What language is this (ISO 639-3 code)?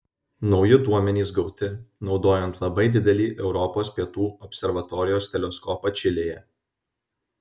lit